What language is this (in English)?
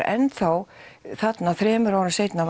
Icelandic